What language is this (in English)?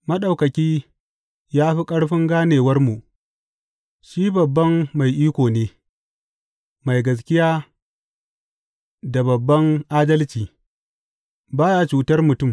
Hausa